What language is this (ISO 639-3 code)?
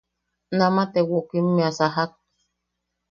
yaq